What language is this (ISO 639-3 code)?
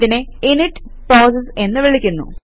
mal